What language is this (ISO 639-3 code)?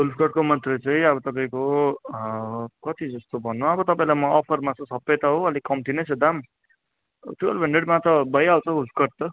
nep